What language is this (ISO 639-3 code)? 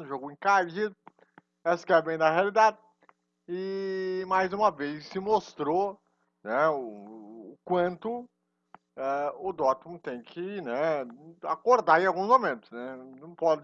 por